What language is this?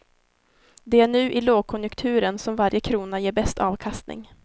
Swedish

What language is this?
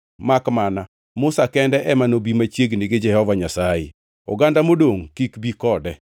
Luo (Kenya and Tanzania)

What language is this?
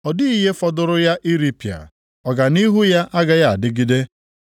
Igbo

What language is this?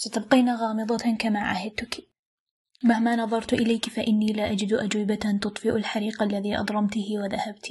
Arabic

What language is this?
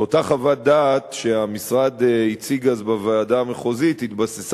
Hebrew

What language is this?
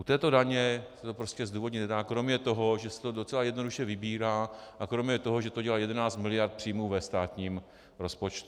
Czech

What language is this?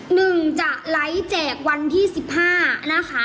Thai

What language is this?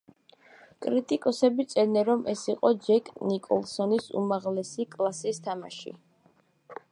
Georgian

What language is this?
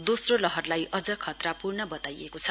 Nepali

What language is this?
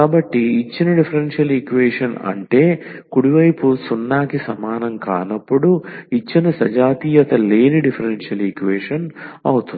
Telugu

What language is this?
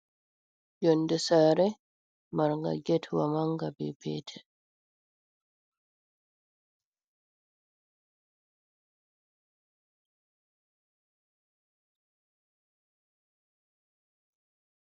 Fula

